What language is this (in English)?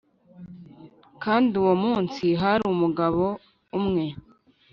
Kinyarwanda